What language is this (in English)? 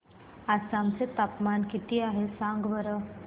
Marathi